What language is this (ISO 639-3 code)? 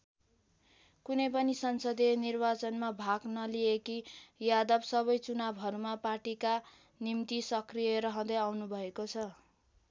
nep